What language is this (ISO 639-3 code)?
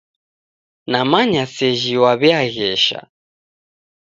dav